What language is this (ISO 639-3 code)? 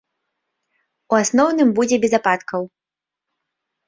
bel